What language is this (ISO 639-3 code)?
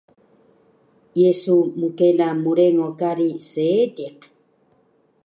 trv